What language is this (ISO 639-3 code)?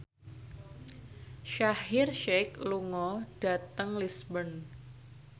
jav